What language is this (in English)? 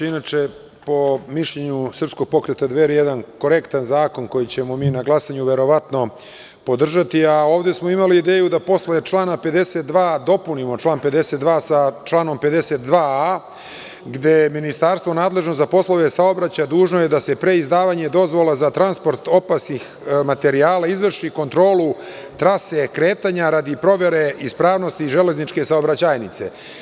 Serbian